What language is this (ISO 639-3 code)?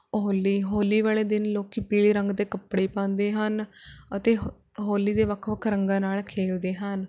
pan